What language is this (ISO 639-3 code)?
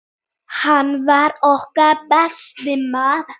isl